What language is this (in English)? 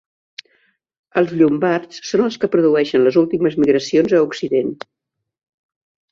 Catalan